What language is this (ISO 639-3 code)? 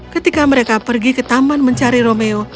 ind